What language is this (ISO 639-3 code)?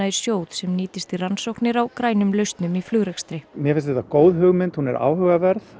isl